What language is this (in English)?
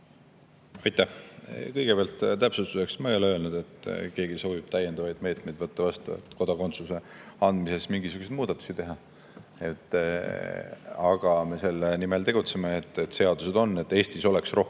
Estonian